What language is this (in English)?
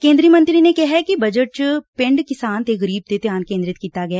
Punjabi